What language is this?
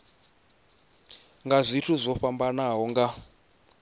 Venda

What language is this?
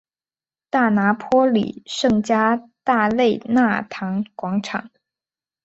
Chinese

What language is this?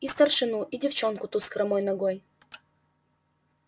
Russian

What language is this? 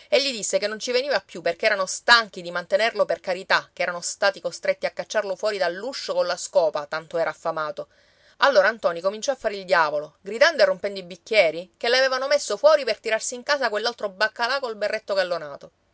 Italian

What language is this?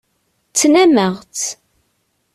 Kabyle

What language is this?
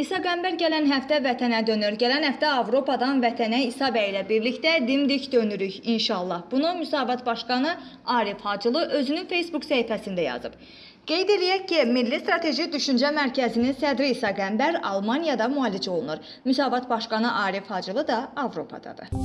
Azerbaijani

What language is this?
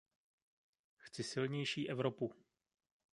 Czech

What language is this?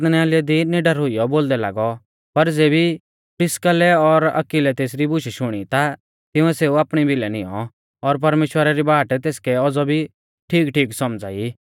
Mahasu Pahari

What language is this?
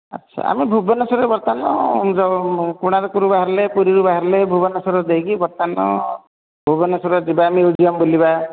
Odia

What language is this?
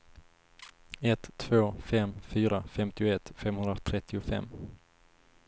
Swedish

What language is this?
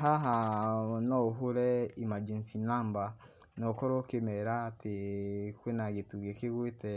Kikuyu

